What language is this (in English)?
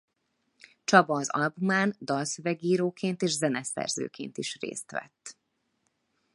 Hungarian